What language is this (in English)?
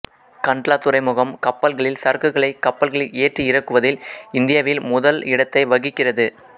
Tamil